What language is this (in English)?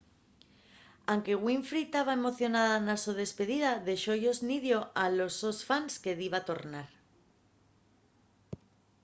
Asturian